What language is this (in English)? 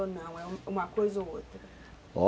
Portuguese